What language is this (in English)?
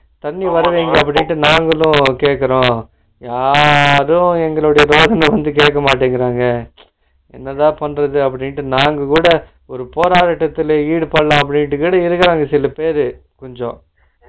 Tamil